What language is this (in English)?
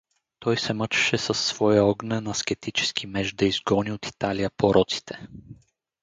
Bulgarian